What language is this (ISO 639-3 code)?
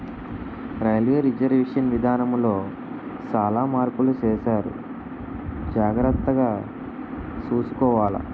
tel